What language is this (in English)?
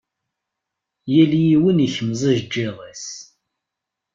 Kabyle